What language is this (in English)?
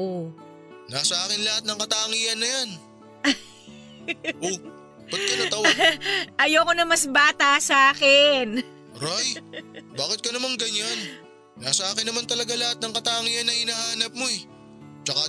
Filipino